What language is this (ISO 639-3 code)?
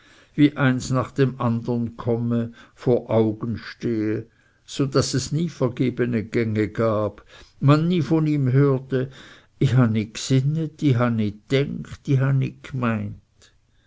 deu